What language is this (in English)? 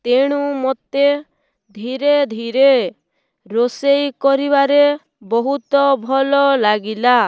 Odia